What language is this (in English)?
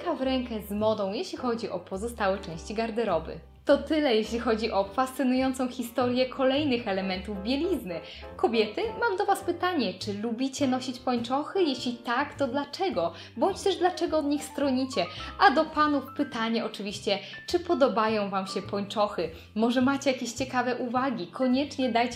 Polish